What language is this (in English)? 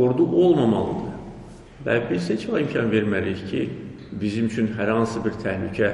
Turkish